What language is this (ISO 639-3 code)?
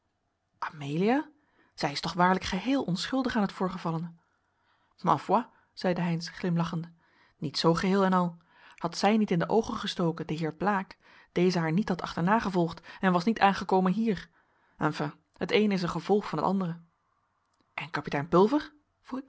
nld